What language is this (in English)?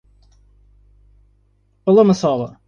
Portuguese